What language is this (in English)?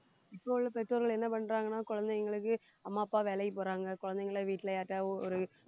Tamil